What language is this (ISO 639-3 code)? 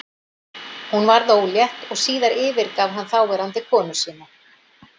isl